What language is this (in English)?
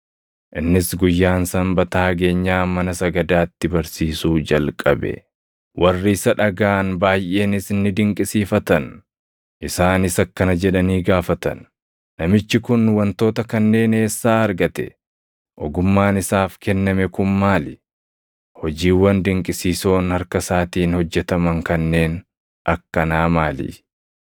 Oromo